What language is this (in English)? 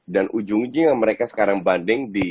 Indonesian